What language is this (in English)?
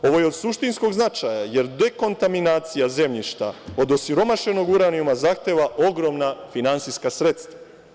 Serbian